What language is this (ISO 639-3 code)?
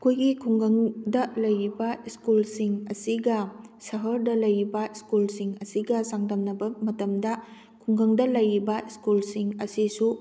mni